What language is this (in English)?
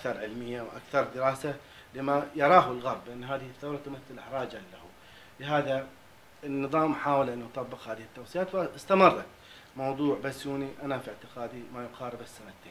Arabic